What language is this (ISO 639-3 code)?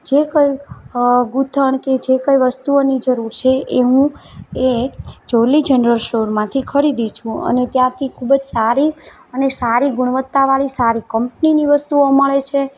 guj